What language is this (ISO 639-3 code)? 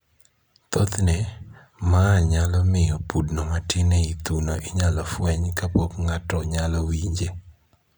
luo